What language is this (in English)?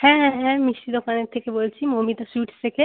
Bangla